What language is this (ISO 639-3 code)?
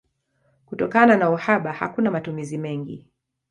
swa